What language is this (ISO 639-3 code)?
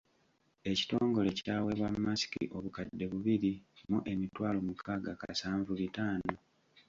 lug